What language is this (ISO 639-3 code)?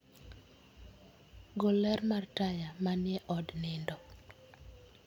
luo